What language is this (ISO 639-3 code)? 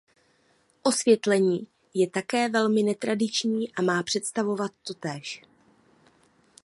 ces